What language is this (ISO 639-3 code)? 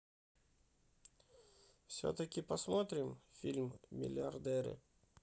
rus